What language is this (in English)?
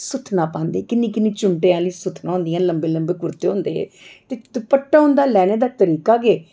Dogri